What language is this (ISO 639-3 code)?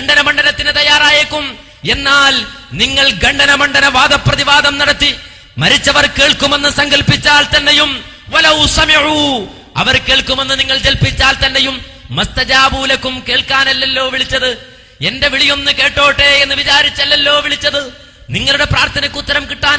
ita